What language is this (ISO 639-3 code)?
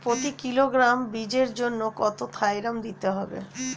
ben